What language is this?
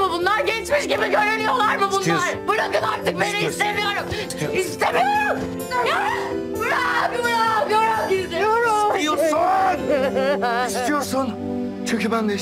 Turkish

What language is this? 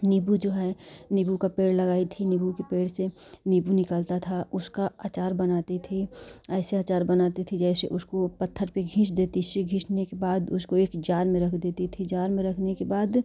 Hindi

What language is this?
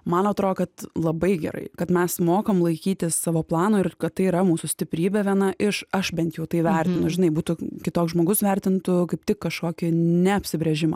Lithuanian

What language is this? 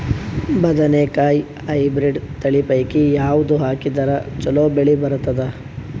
Kannada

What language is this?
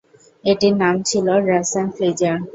Bangla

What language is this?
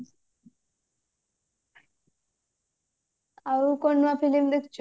Odia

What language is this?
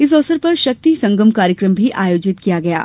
Hindi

